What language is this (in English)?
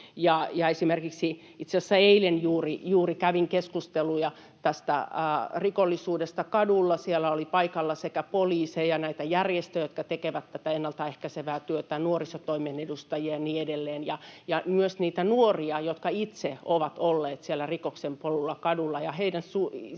Finnish